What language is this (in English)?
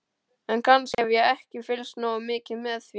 Icelandic